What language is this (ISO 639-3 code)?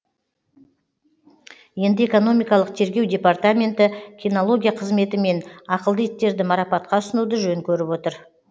kaz